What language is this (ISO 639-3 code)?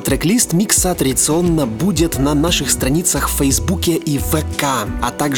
rus